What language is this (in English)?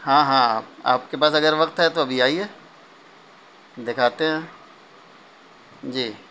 Urdu